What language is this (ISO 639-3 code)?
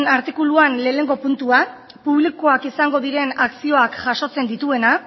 eus